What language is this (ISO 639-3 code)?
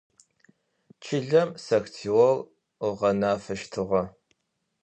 ady